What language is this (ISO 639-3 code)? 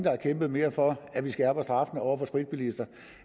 dan